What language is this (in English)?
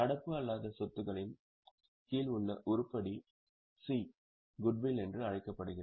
Tamil